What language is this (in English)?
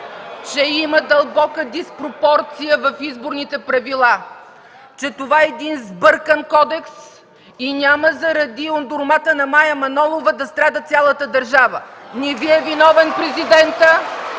Bulgarian